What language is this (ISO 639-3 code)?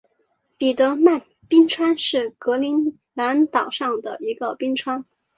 zho